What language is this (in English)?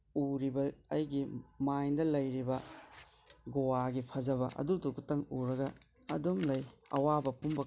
Manipuri